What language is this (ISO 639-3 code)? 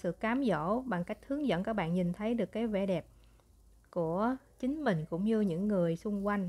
vie